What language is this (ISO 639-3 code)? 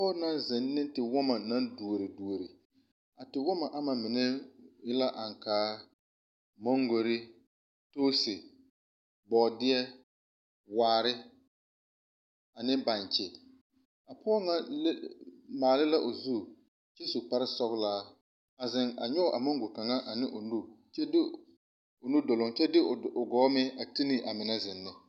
dga